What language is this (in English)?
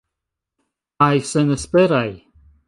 Esperanto